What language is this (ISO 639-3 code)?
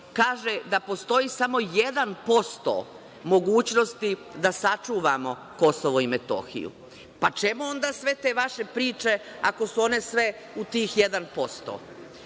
srp